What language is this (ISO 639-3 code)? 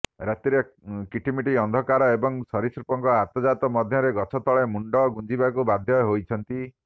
ori